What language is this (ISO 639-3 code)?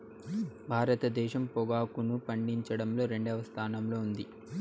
tel